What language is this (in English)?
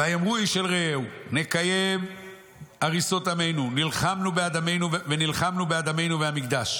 Hebrew